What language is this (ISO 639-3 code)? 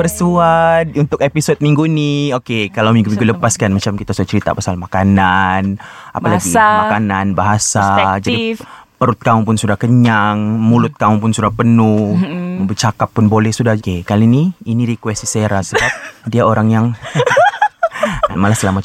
msa